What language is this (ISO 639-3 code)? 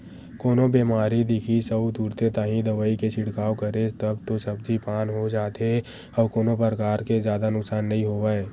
hne